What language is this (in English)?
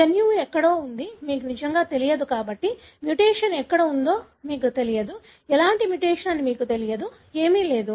Telugu